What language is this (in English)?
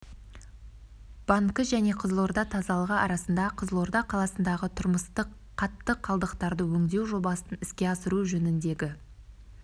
Kazakh